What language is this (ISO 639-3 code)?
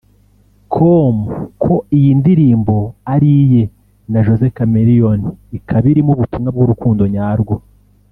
kin